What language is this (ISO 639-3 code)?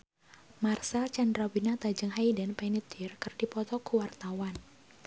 sun